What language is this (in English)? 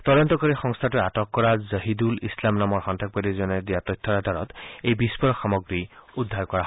Assamese